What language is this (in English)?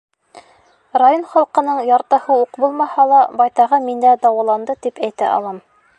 Bashkir